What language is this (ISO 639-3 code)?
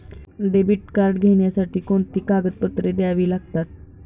mar